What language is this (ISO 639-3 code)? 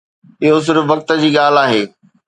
snd